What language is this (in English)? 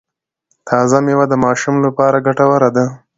Pashto